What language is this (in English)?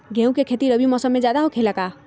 Magahi